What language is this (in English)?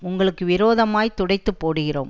Tamil